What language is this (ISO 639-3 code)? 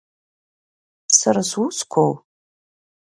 abk